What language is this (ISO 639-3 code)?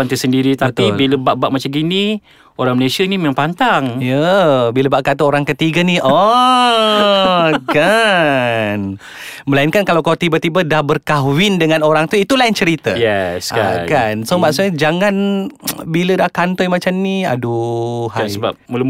msa